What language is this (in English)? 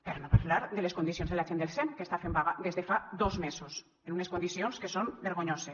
Catalan